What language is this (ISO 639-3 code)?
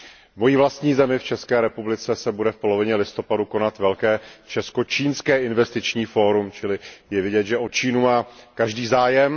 ces